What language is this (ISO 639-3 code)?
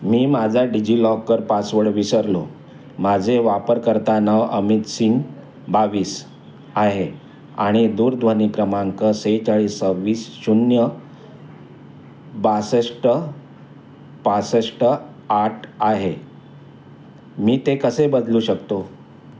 mar